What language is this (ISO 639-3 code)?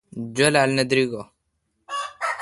xka